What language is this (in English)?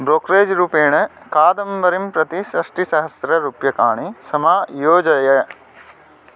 Sanskrit